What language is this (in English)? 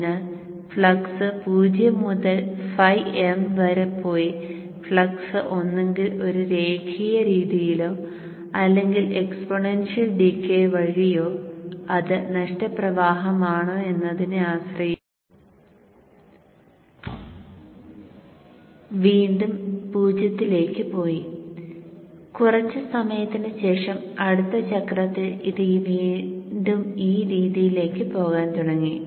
Malayalam